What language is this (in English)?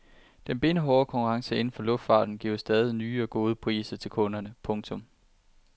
Danish